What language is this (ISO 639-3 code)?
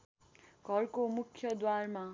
nep